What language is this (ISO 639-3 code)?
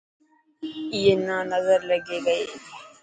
mki